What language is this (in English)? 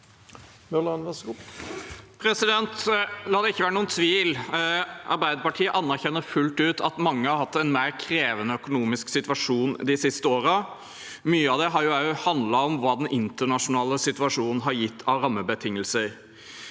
Norwegian